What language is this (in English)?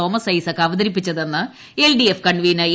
Malayalam